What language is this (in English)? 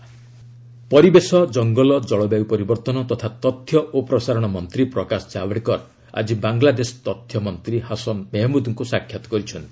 Odia